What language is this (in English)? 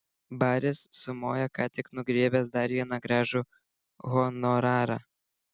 Lithuanian